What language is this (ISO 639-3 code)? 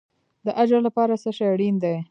pus